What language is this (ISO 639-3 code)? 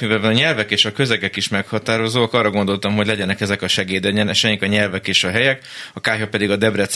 hun